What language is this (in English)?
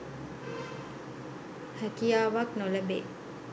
Sinhala